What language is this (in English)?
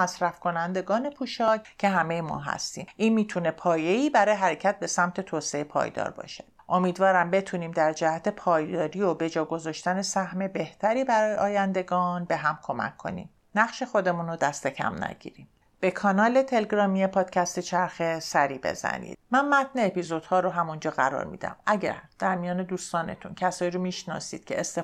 Persian